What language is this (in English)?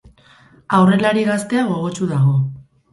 Basque